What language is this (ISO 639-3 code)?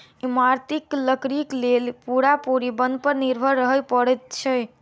mai